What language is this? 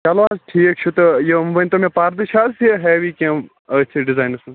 Kashmiri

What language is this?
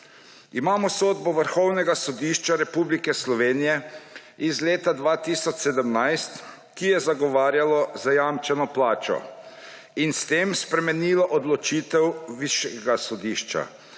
Slovenian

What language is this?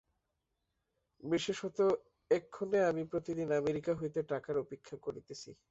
Bangla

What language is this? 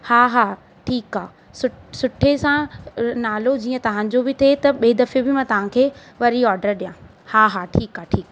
Sindhi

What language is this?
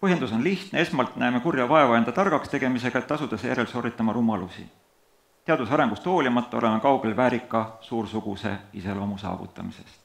Dutch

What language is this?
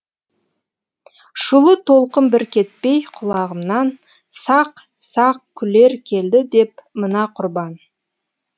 Kazakh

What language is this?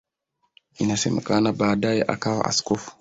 Swahili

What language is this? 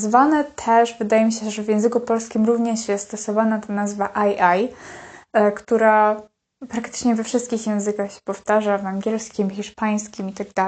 Polish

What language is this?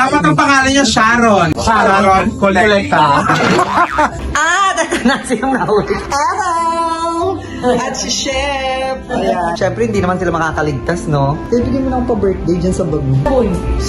Filipino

